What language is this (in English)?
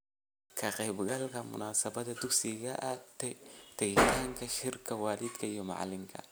Somali